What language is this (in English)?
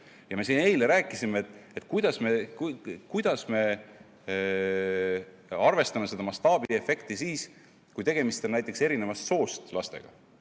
Estonian